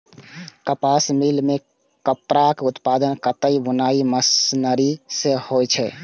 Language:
Maithili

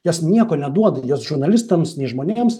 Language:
Lithuanian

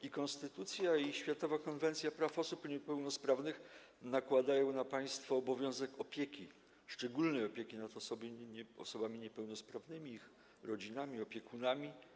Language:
Polish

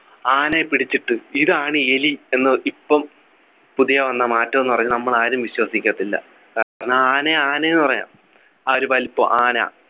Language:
Malayalam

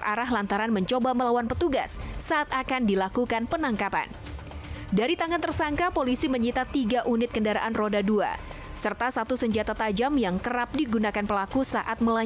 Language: Indonesian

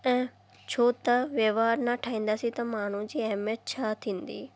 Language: Sindhi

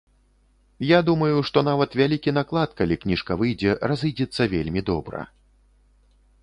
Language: Belarusian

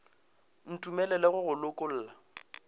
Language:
Northern Sotho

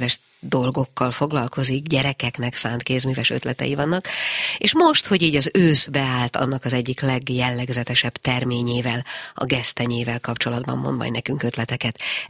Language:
Hungarian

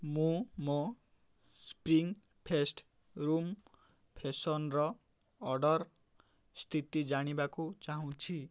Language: Odia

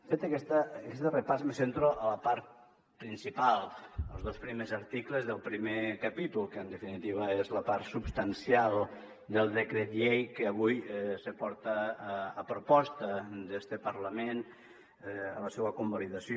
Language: Catalan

